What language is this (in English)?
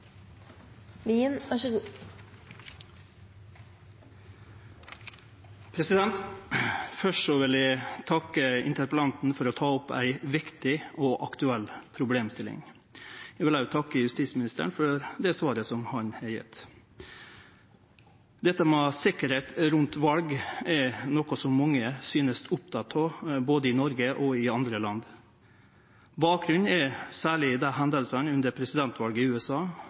Norwegian